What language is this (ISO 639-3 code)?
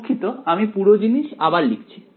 ben